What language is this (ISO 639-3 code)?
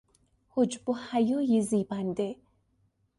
fas